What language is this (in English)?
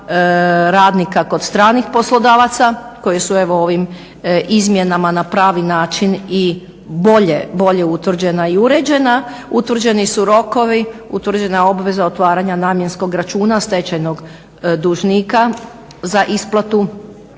Croatian